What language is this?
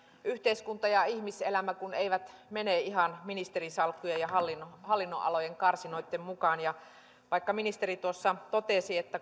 Finnish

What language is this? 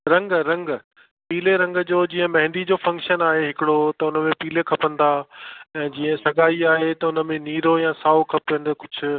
Sindhi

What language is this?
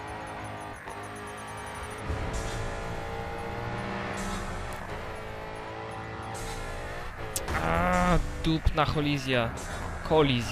Polish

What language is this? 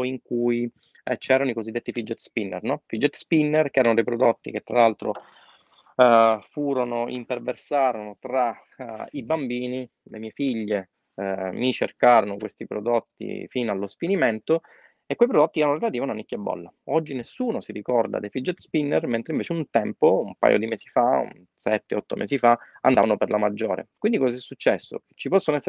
Italian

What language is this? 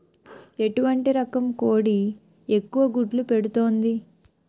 Telugu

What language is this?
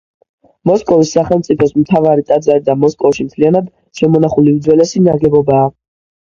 Georgian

